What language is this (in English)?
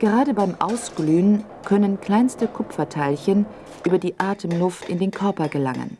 German